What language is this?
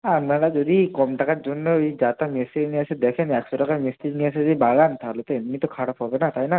Bangla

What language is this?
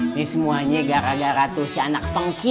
Indonesian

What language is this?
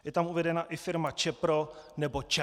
Czech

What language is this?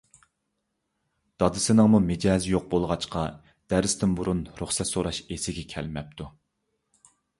Uyghur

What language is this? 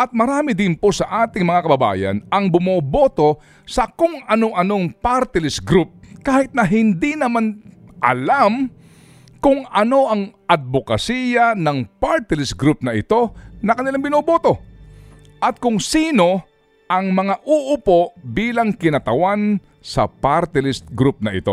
Filipino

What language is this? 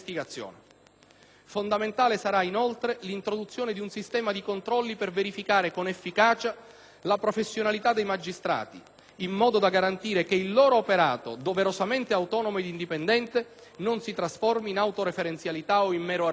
Italian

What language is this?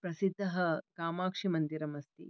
Sanskrit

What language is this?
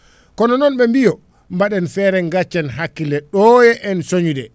Fula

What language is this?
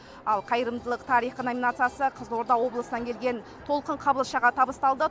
Kazakh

